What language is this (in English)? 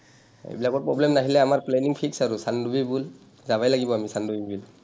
Assamese